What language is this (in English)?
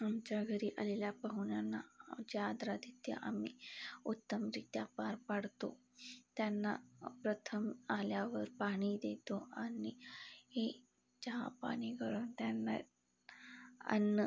Marathi